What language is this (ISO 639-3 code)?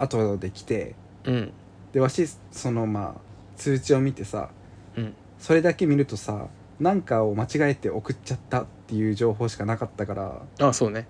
jpn